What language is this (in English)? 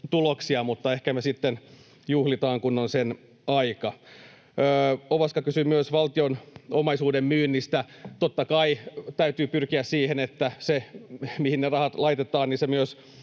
Finnish